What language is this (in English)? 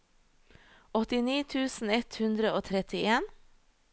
Norwegian